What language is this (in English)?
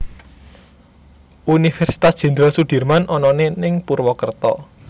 Javanese